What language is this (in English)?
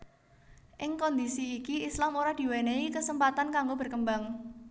Javanese